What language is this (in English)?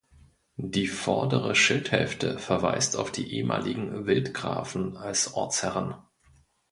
German